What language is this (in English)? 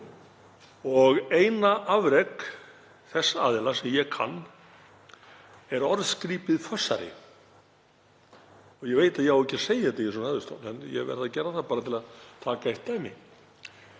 Icelandic